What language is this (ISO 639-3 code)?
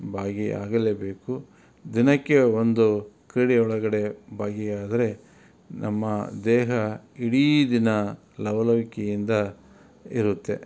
kan